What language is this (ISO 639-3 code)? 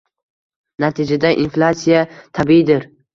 uzb